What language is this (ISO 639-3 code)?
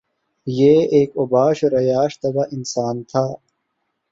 urd